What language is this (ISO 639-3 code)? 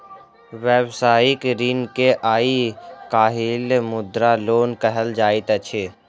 mai